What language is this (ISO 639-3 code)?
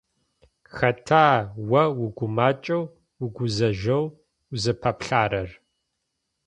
ady